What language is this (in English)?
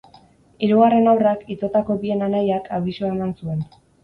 Basque